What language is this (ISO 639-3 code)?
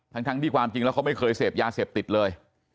tha